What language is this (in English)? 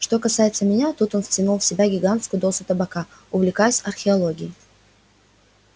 Russian